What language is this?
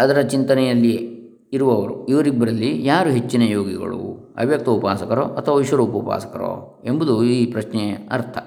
Kannada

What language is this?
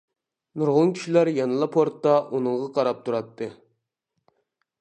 Uyghur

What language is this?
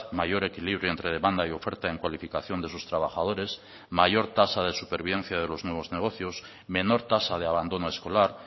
Spanish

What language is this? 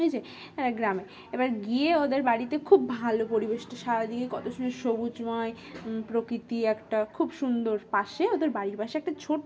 Bangla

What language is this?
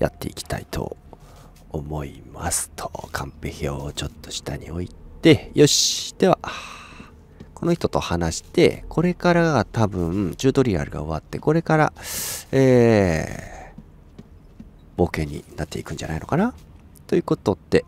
Japanese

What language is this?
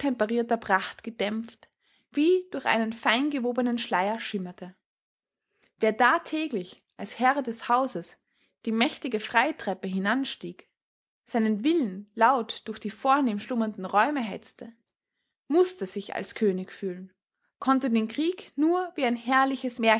German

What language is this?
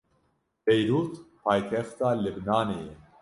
Kurdish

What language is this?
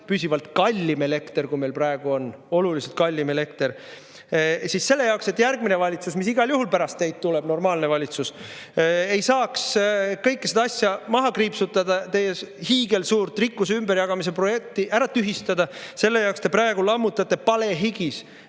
Estonian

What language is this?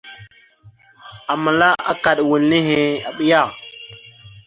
Mada (Cameroon)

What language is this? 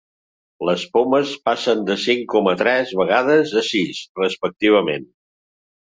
Catalan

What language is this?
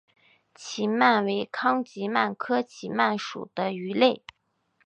Chinese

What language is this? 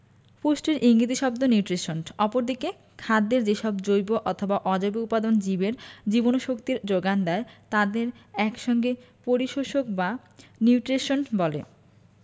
Bangla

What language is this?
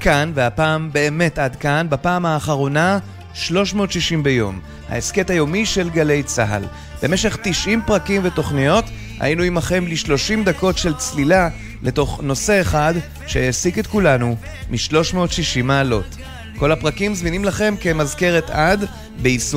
Hebrew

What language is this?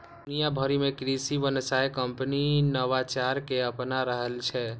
Maithili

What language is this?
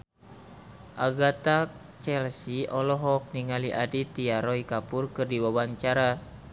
Sundanese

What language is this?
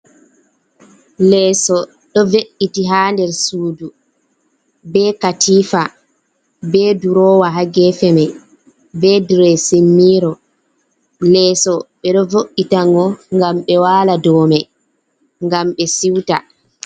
Fula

